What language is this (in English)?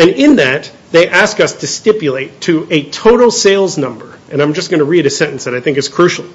English